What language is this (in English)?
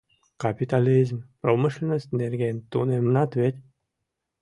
Mari